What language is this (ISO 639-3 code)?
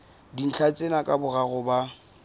sot